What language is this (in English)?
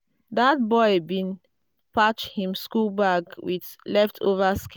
Nigerian Pidgin